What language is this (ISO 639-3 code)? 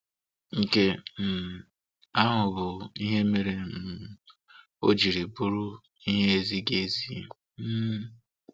ibo